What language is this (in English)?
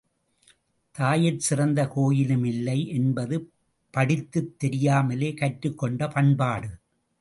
Tamil